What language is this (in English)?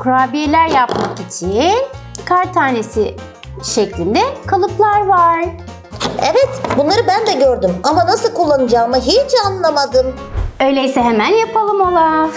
Turkish